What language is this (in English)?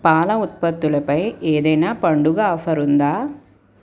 Telugu